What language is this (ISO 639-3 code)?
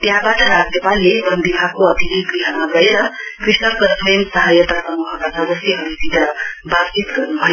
nep